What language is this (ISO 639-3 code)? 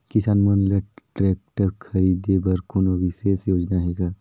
hne